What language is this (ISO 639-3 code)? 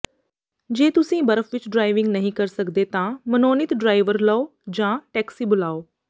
pan